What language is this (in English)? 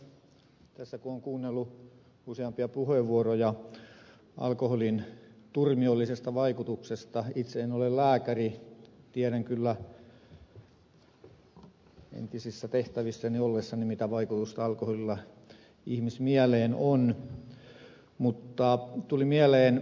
Finnish